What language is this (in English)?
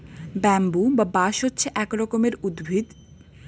Bangla